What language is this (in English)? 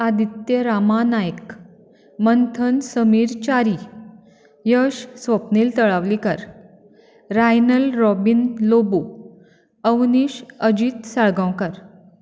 Konkani